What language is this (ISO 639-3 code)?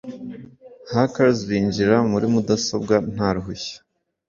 kin